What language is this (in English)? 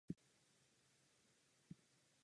Czech